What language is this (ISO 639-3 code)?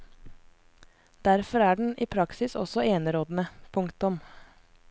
nor